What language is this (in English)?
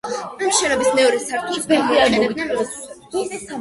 Georgian